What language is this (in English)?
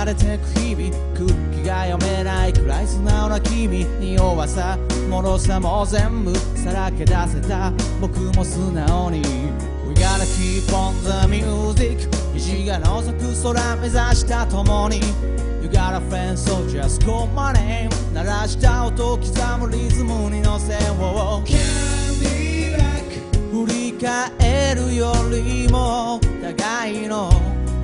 Japanese